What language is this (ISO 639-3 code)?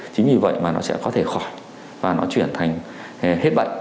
vie